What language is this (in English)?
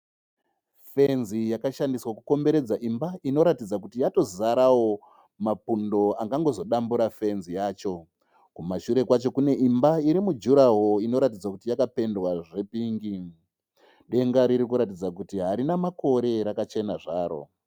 Shona